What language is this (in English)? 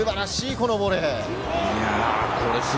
Japanese